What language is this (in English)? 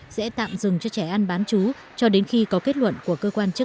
Vietnamese